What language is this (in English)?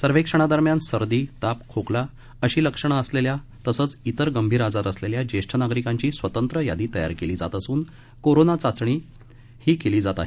Marathi